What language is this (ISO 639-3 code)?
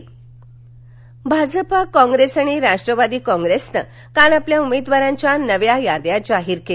mar